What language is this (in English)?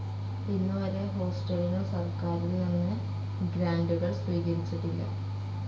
Malayalam